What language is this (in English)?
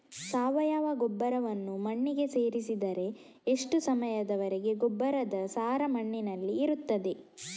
Kannada